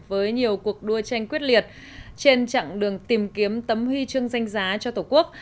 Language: Vietnamese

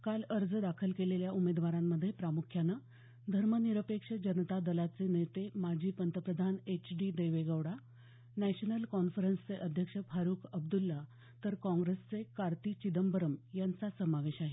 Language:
Marathi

